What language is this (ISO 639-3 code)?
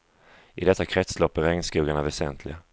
swe